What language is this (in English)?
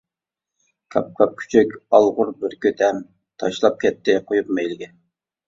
Uyghur